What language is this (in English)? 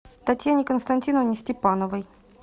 Russian